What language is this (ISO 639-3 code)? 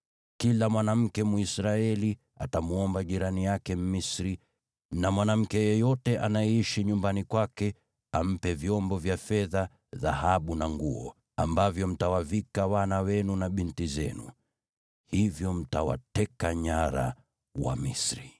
swa